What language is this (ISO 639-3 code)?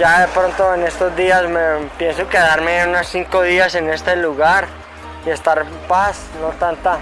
spa